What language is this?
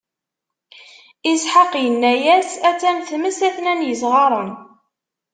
Kabyle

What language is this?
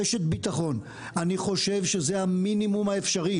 Hebrew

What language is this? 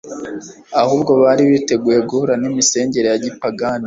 Kinyarwanda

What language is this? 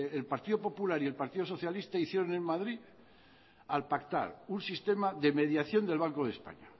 Spanish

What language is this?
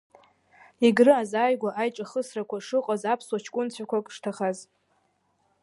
Abkhazian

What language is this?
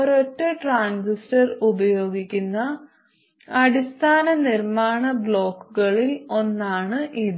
Malayalam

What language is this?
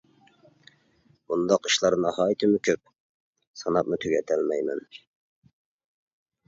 Uyghur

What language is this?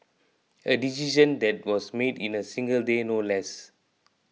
English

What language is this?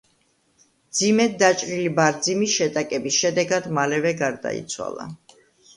Georgian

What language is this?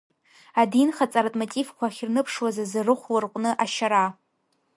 Abkhazian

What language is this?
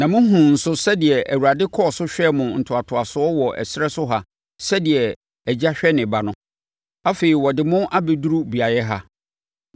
Akan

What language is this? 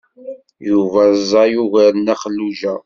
Kabyle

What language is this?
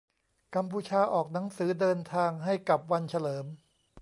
Thai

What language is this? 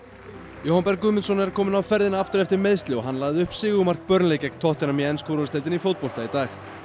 Icelandic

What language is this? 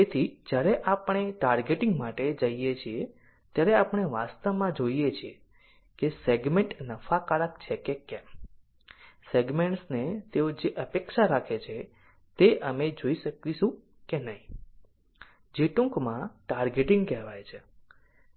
Gujarati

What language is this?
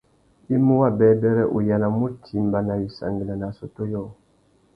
Tuki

